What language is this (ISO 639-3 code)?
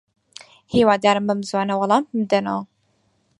ckb